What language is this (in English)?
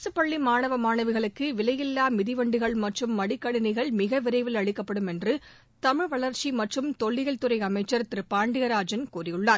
Tamil